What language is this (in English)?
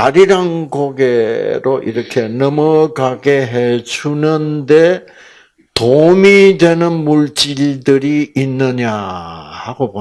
Korean